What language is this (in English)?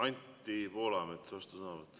Estonian